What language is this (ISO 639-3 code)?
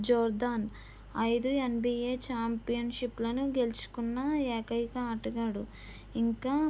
tel